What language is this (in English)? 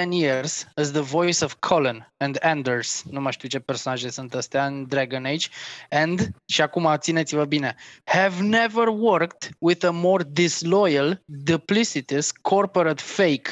Romanian